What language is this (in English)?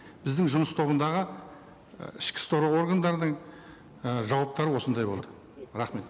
Kazakh